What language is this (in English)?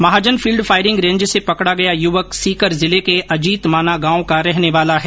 Hindi